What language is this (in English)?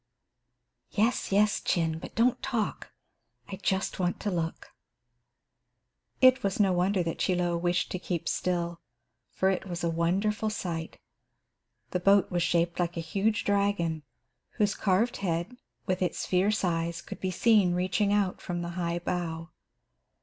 English